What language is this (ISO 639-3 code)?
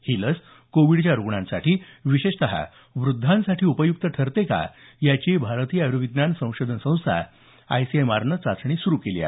mar